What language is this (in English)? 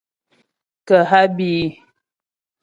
Ghomala